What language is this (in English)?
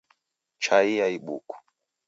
Taita